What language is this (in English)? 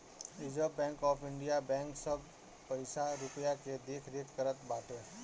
Bhojpuri